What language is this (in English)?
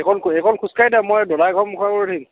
Assamese